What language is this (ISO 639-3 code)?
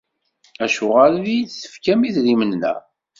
kab